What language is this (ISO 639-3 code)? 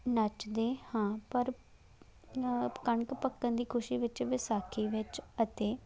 pan